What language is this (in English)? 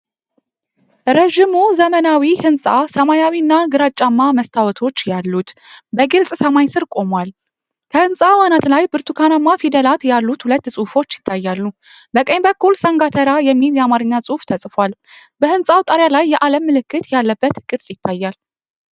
Amharic